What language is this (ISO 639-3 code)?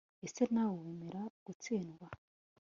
kin